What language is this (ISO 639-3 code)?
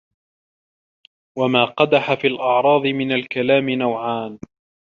ara